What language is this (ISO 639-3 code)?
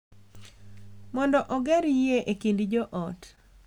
luo